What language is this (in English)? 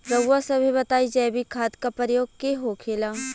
Bhojpuri